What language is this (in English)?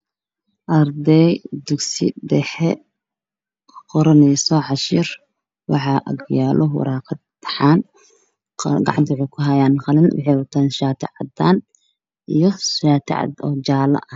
Somali